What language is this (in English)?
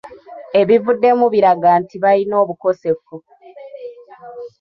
Ganda